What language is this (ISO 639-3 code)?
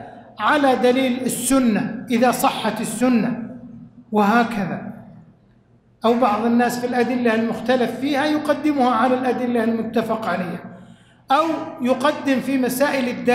ara